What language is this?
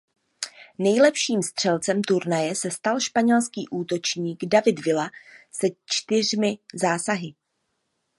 Czech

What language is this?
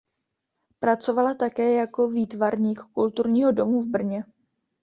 Czech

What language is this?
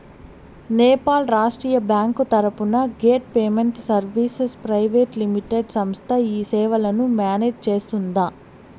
Telugu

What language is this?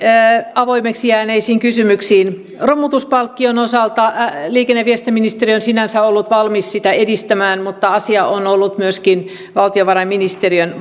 Finnish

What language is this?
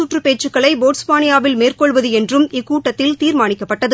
Tamil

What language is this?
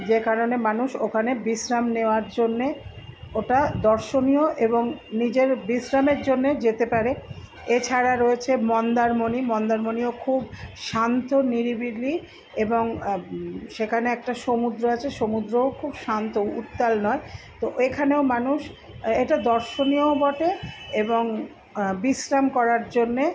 Bangla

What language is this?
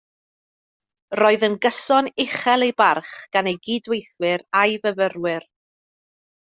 Welsh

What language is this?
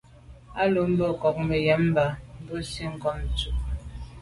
Medumba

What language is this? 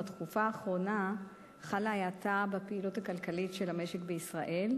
Hebrew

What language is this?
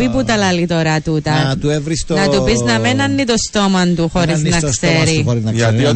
Greek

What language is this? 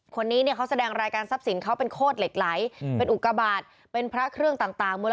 Thai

